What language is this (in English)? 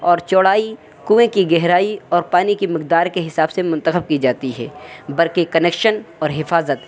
Urdu